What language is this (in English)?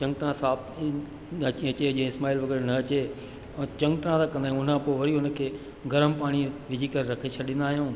Sindhi